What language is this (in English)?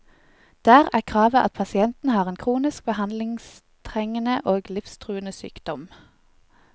Norwegian